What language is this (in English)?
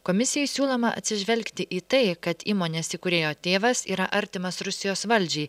Lithuanian